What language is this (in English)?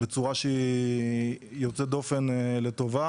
Hebrew